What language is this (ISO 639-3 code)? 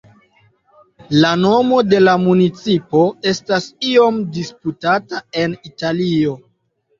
epo